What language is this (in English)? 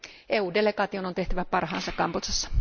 Finnish